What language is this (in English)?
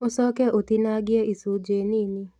Kikuyu